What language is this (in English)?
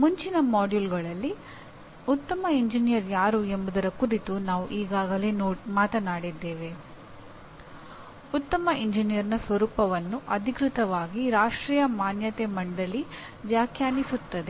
Kannada